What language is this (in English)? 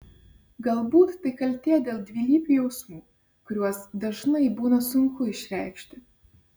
Lithuanian